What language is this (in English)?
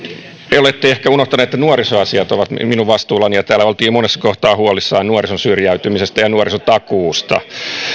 Finnish